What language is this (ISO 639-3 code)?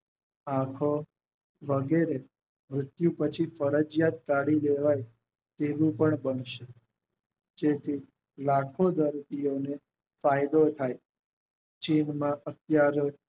guj